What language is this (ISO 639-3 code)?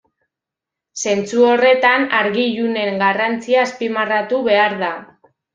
eus